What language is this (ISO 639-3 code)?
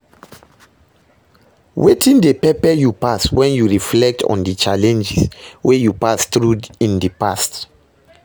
pcm